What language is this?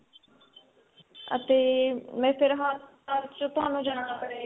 Punjabi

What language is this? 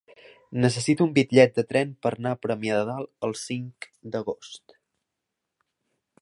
Catalan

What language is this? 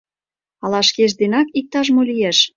Mari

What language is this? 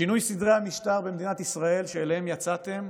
Hebrew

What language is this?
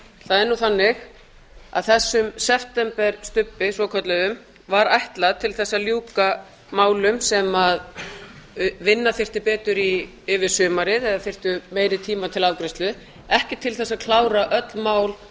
Icelandic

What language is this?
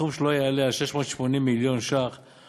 Hebrew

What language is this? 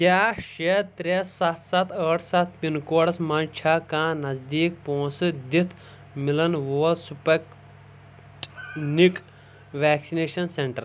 Kashmiri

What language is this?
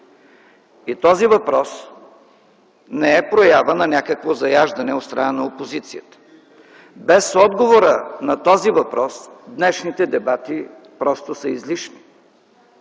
Bulgarian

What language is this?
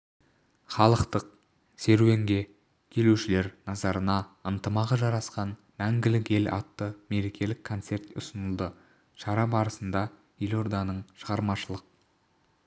Kazakh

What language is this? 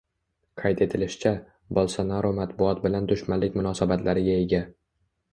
Uzbek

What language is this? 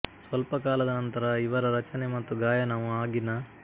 Kannada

